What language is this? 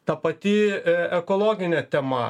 Lithuanian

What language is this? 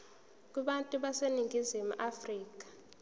Zulu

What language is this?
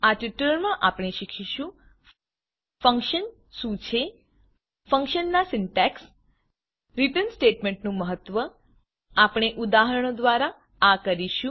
Gujarati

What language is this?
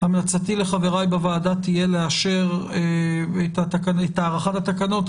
Hebrew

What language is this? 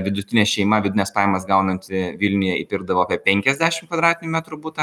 Lithuanian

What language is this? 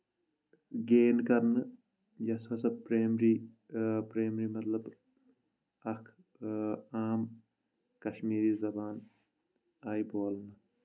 Kashmiri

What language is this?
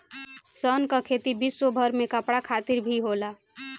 Bhojpuri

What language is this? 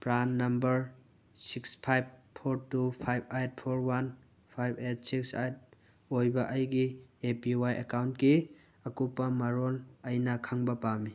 Manipuri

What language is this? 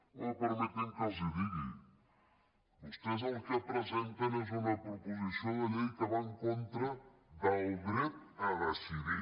Catalan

